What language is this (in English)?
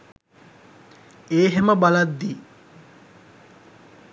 Sinhala